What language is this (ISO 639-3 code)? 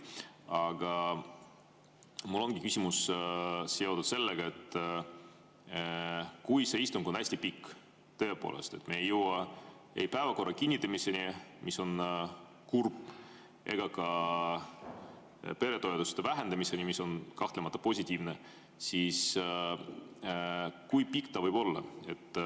est